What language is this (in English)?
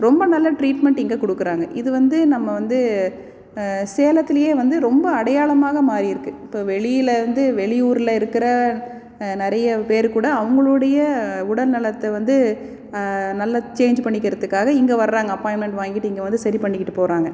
Tamil